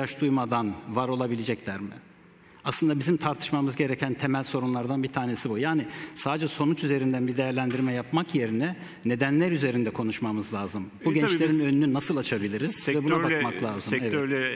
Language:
Turkish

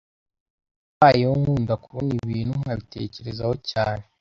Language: Kinyarwanda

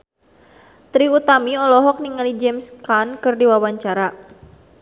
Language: Sundanese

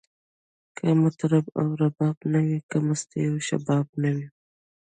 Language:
Pashto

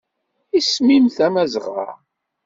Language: Kabyle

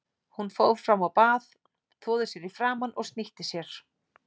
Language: Icelandic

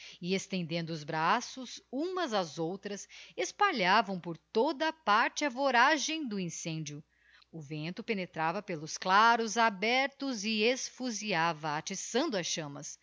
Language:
Portuguese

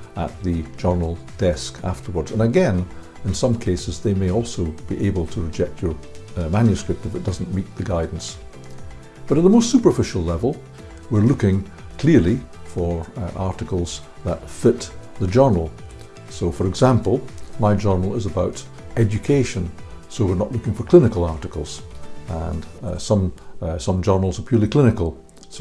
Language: English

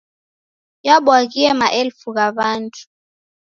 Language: Taita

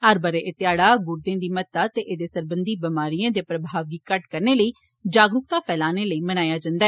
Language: Dogri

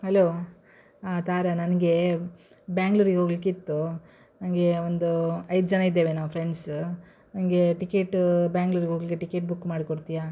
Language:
Kannada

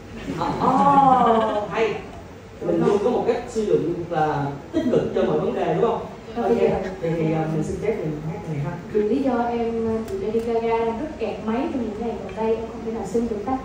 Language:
Vietnamese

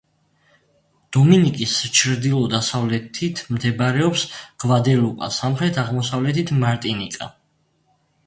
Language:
Georgian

